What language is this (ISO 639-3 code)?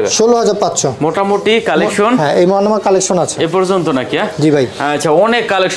ben